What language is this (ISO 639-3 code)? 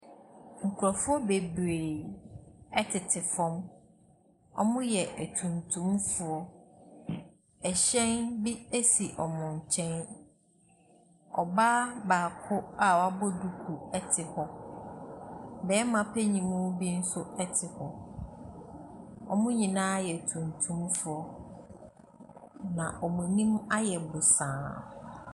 aka